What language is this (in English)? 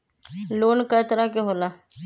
Magahi